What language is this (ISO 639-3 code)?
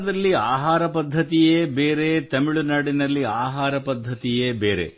kan